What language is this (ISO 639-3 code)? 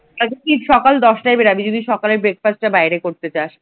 ben